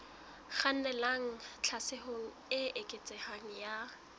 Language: Southern Sotho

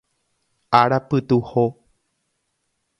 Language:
Guarani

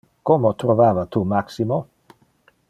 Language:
Interlingua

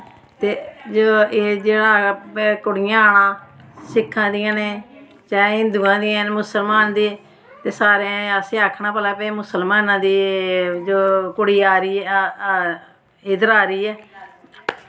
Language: Dogri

